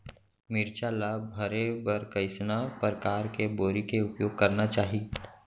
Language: Chhattisgarhi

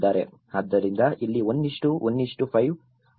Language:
Kannada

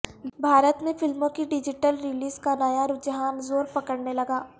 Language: Urdu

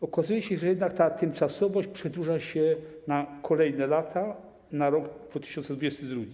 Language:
Polish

